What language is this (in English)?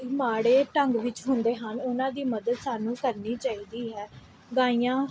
Punjabi